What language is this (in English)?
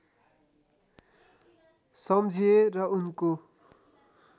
Nepali